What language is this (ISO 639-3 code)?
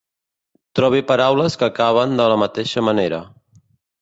cat